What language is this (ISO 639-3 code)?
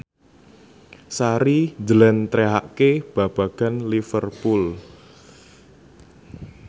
jav